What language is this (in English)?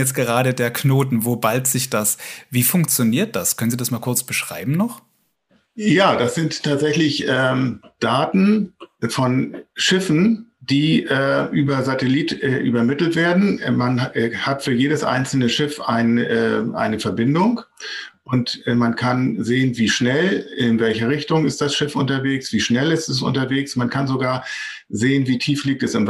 German